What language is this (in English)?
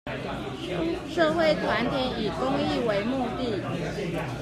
Chinese